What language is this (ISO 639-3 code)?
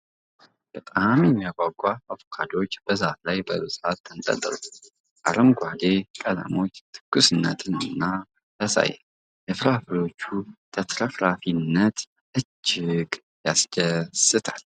amh